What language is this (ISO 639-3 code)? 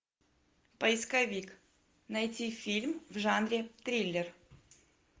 rus